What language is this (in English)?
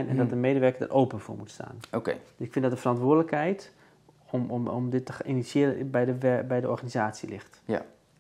Dutch